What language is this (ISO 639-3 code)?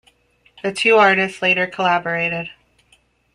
eng